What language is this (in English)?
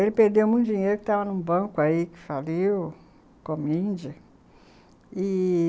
Portuguese